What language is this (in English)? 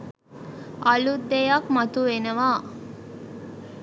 Sinhala